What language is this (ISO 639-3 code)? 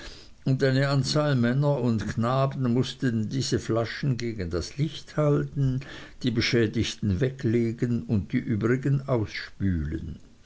deu